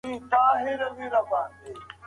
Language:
Pashto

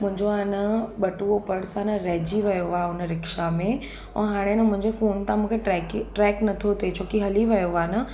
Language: Sindhi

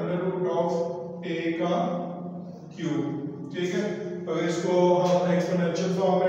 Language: Hindi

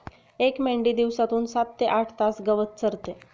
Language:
Marathi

